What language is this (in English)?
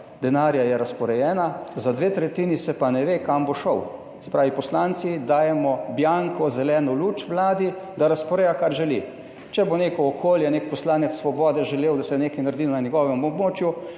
Slovenian